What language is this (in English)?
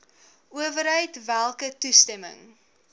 Afrikaans